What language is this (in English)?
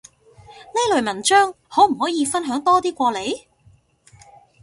Cantonese